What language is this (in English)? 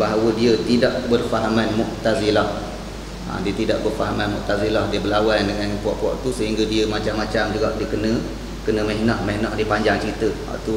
Malay